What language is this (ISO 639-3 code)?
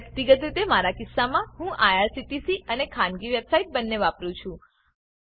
guj